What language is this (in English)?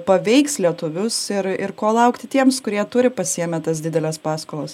Lithuanian